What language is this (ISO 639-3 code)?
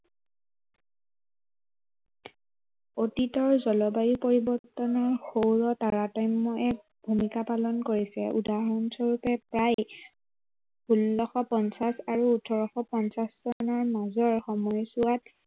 asm